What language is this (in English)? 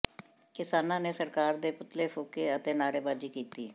Punjabi